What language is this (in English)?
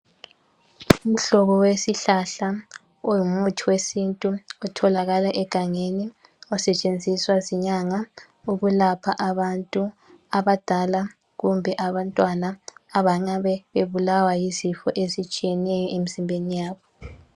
North Ndebele